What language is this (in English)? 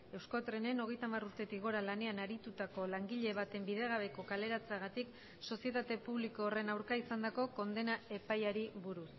Basque